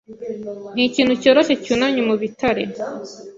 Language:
Kinyarwanda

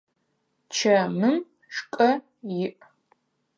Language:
Adyghe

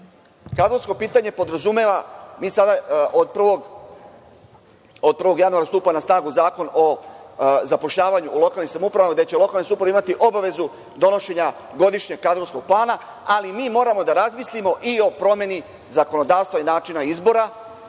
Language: Serbian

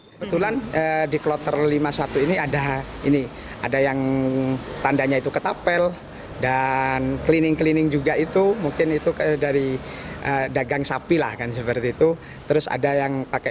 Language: Indonesian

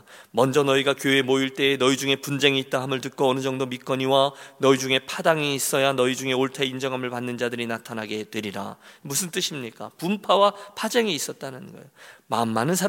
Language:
Korean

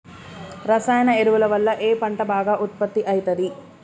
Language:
Telugu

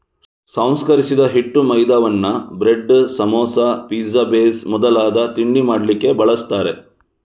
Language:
Kannada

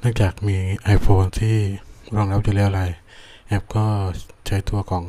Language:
Thai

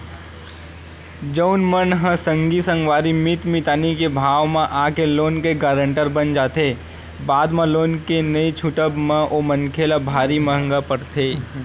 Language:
Chhattisgarhi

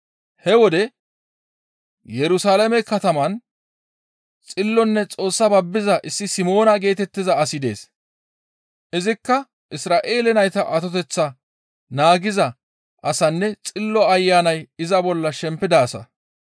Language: Gamo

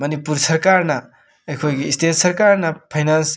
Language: Manipuri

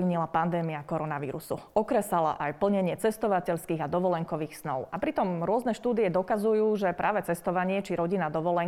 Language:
Slovak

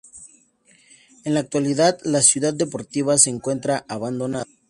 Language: Spanish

